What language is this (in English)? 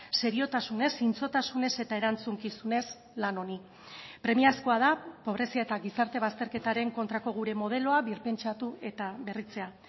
Basque